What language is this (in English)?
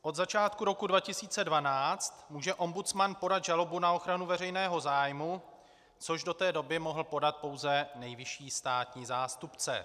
Czech